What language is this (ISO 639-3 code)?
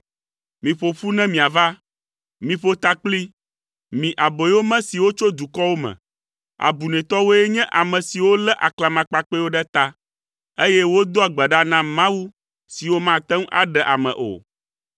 ewe